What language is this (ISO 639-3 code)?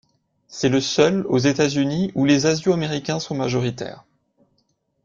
fra